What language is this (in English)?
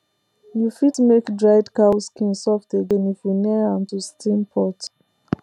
Nigerian Pidgin